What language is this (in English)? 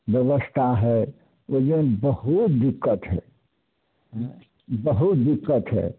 Maithili